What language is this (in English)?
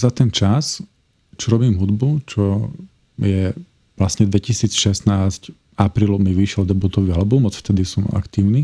Slovak